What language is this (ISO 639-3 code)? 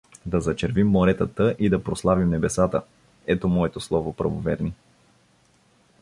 bul